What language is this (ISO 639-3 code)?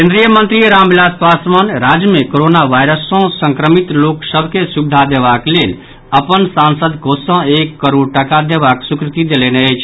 mai